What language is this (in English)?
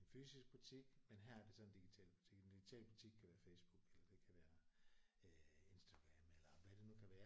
Danish